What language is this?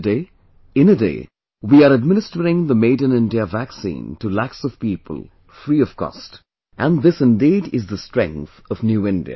English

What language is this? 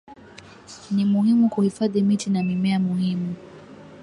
Swahili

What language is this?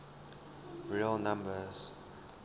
English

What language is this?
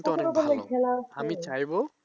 Bangla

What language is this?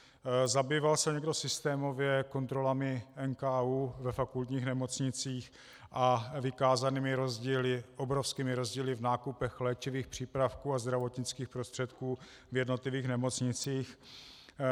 Czech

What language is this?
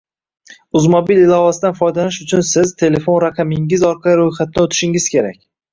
Uzbek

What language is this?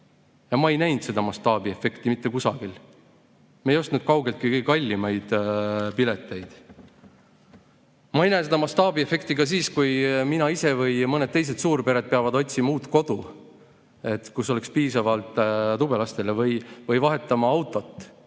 Estonian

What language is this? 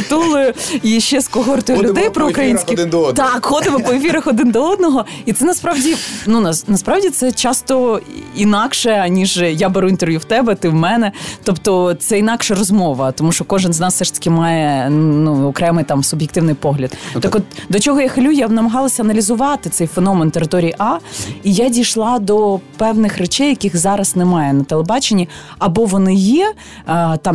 Ukrainian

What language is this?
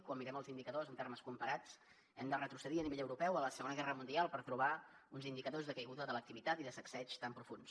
Catalan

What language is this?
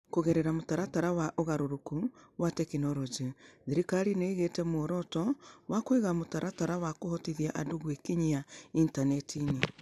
Kikuyu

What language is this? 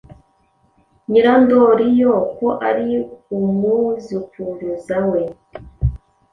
Kinyarwanda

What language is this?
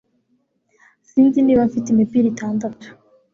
Kinyarwanda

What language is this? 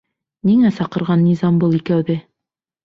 Bashkir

